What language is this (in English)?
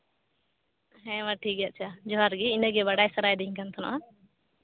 Santali